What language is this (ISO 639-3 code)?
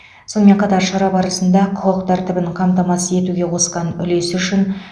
kaz